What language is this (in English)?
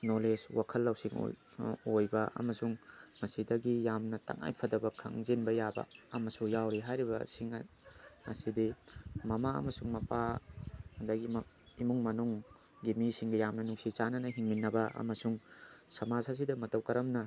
Manipuri